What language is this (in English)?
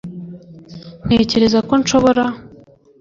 Kinyarwanda